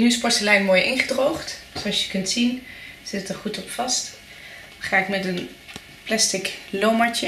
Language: Dutch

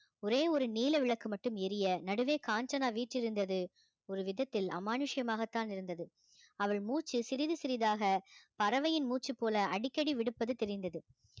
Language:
Tamil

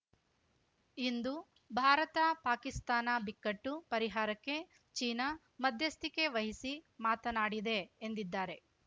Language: Kannada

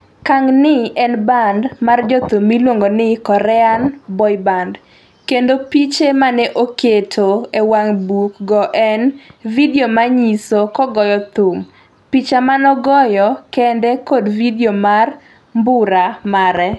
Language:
Luo (Kenya and Tanzania)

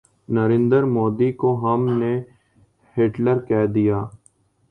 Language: Urdu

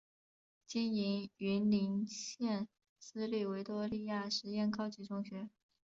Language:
Chinese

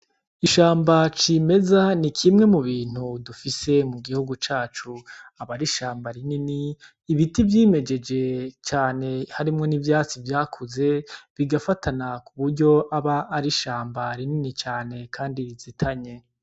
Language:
Rundi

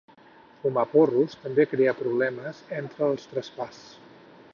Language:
Catalan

